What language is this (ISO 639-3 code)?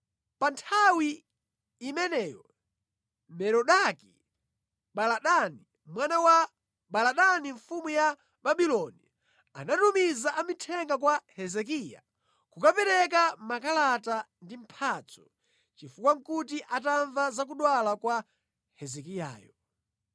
nya